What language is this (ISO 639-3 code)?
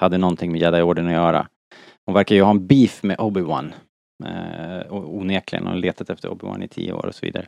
swe